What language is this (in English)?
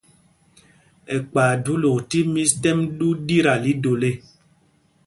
Mpumpong